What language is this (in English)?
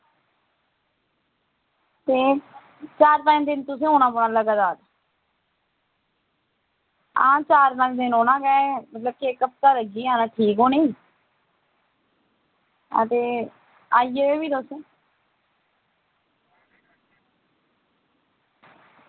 Dogri